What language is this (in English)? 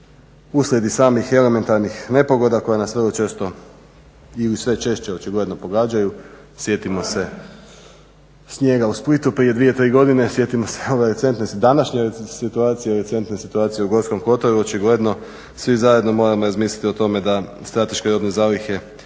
Croatian